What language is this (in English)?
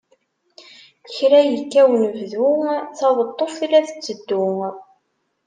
Kabyle